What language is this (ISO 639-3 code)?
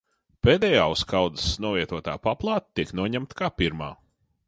lav